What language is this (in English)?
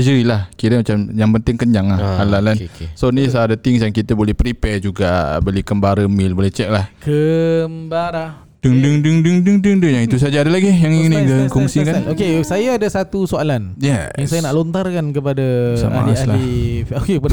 Malay